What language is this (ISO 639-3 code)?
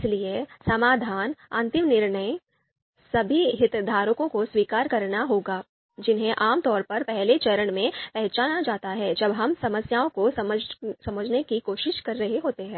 hin